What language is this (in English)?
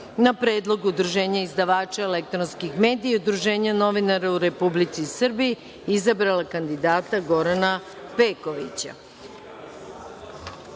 Serbian